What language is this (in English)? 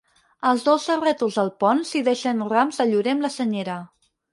Catalan